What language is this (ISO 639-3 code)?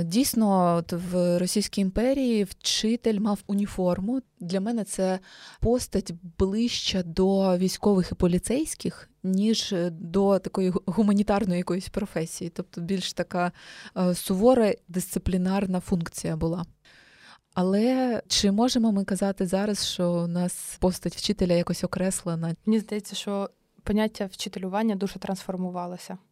ukr